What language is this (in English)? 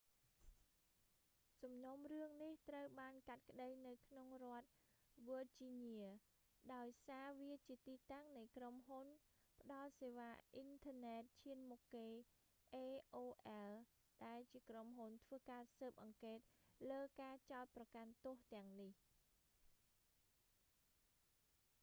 Khmer